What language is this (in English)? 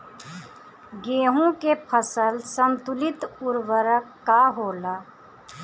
Bhojpuri